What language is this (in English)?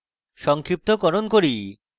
Bangla